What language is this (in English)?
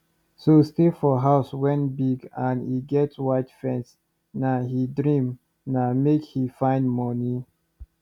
Nigerian Pidgin